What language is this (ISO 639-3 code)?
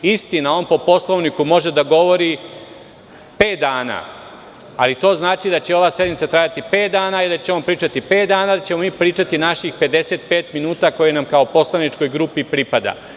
srp